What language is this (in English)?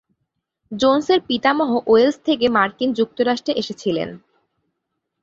Bangla